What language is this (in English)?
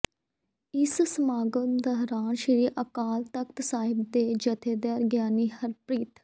Punjabi